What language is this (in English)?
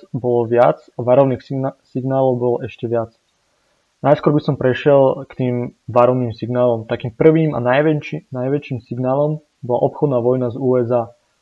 Slovak